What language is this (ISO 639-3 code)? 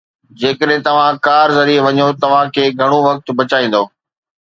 snd